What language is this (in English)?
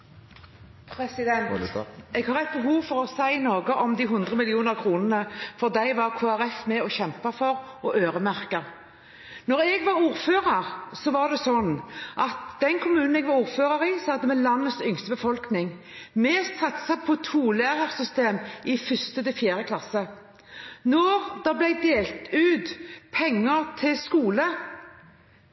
Norwegian Bokmål